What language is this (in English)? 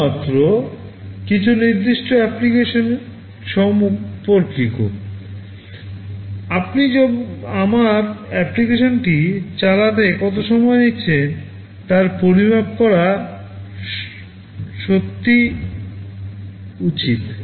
Bangla